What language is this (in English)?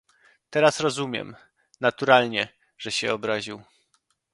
Polish